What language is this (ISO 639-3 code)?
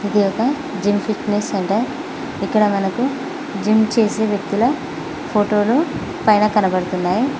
tel